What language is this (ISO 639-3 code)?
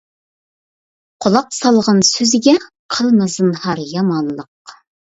uig